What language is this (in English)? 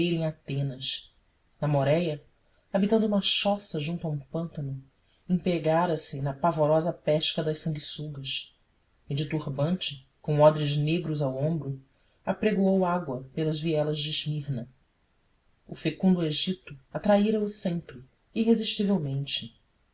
Portuguese